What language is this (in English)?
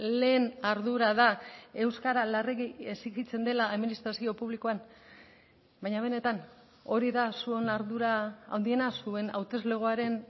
Basque